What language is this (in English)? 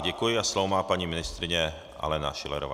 Czech